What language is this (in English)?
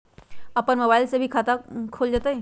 Magahi